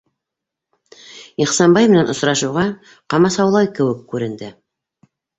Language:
Bashkir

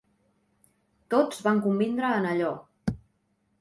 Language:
Catalan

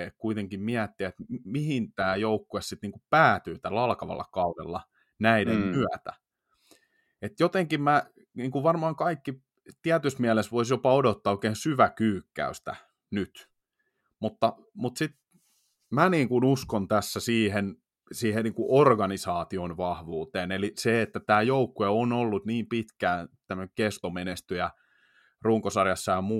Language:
Finnish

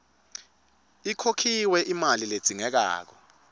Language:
Swati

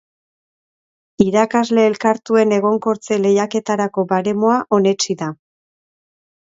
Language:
Basque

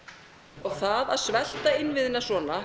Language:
Icelandic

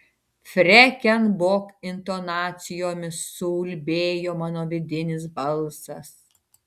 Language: Lithuanian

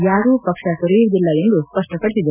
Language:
Kannada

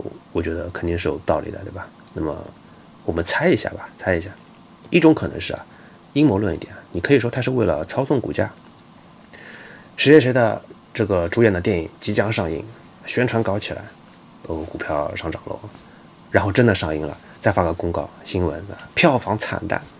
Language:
Chinese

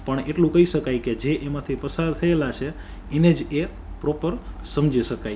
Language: Gujarati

